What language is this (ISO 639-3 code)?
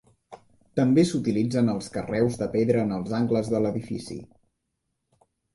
cat